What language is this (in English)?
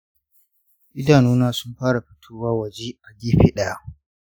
Hausa